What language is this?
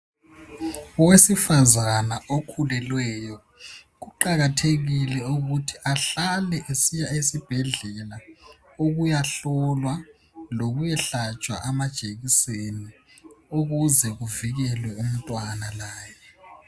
North Ndebele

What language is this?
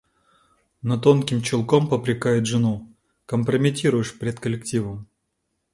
Russian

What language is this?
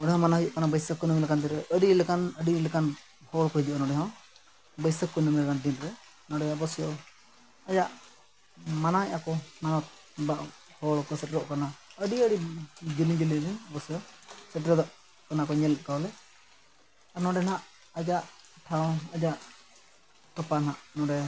Santali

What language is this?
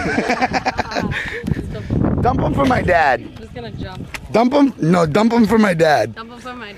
English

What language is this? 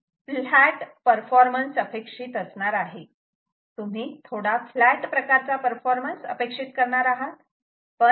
Marathi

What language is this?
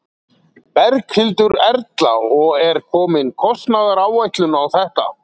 Icelandic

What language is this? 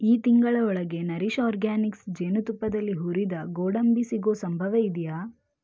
Kannada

